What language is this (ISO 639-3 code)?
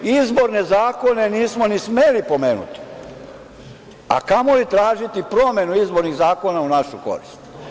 srp